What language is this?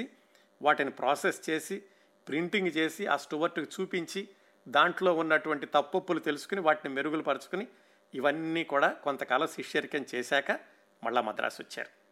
Telugu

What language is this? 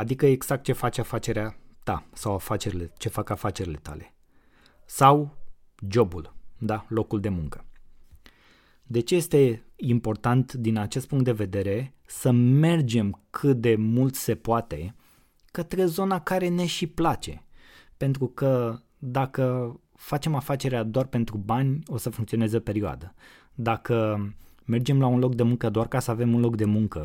Romanian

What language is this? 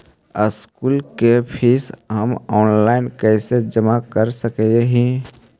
Magahi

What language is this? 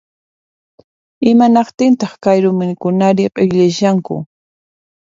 Puno Quechua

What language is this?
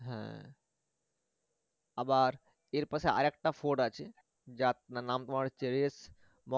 Bangla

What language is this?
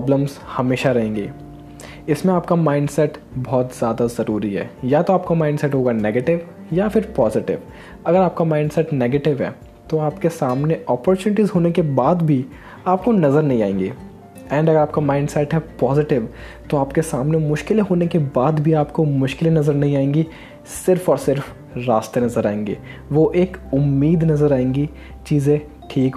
Hindi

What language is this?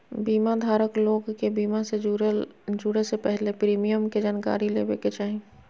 Magahi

